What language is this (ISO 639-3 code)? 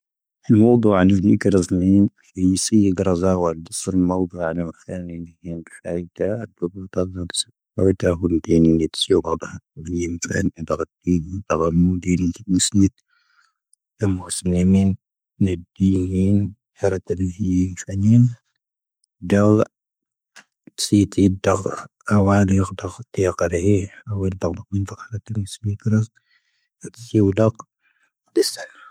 thv